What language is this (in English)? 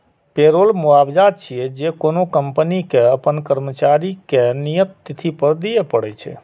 Maithili